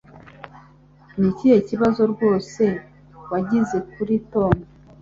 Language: Kinyarwanda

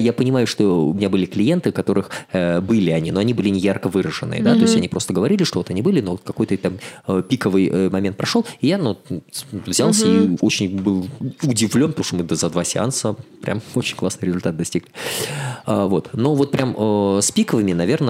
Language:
Russian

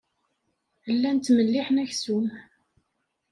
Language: Kabyle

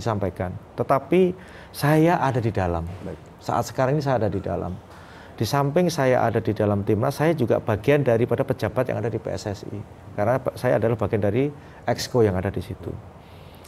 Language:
Indonesian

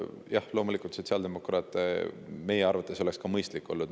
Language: Estonian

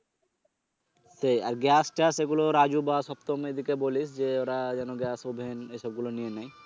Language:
Bangla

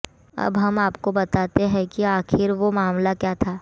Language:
Hindi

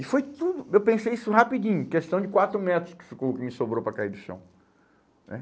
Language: Portuguese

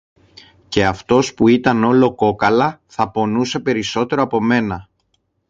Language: Greek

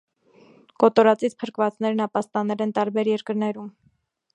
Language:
Armenian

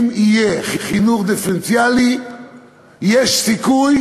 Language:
Hebrew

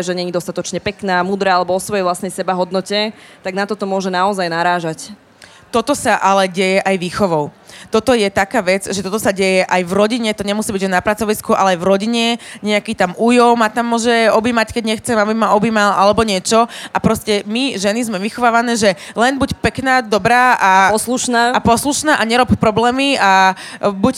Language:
Slovak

